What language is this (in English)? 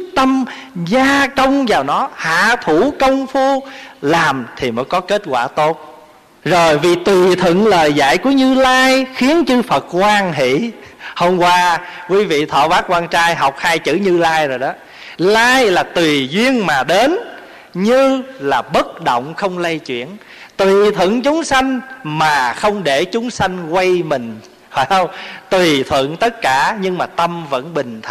Vietnamese